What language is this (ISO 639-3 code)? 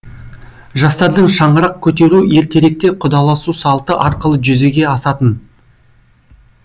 kaz